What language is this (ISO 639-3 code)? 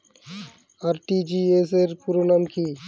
ben